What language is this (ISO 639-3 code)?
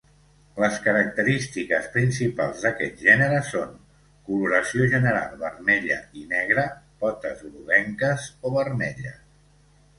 cat